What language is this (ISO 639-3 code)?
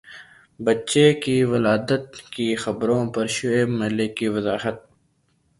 urd